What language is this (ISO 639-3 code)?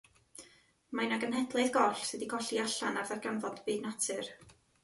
cym